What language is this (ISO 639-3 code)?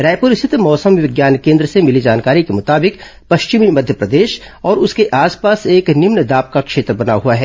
hin